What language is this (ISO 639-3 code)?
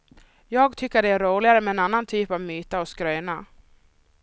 swe